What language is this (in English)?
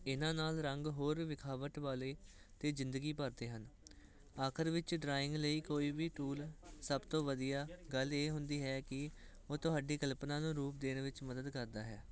Punjabi